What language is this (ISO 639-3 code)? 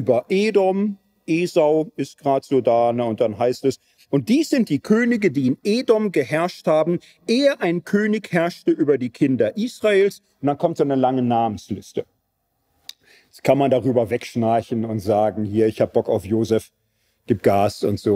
deu